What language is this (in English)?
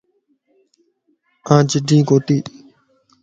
Lasi